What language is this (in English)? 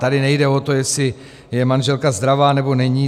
Czech